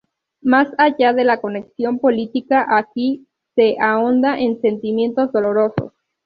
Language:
Spanish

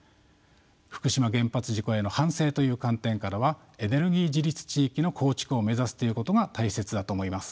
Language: Japanese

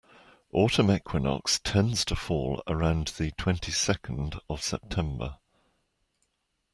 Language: English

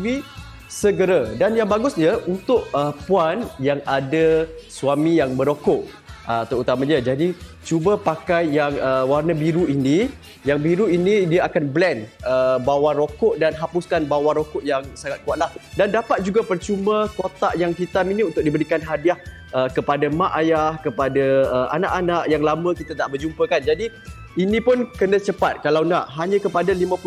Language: Malay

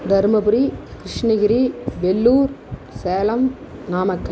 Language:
Tamil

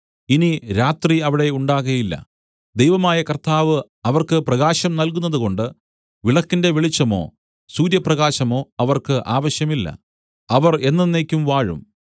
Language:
Malayalam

